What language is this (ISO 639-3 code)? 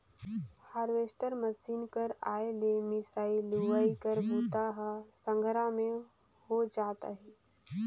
hne